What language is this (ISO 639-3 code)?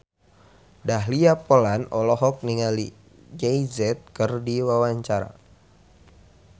sun